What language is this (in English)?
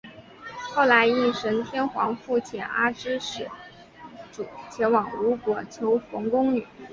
Chinese